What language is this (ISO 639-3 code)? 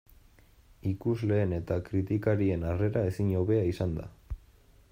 eus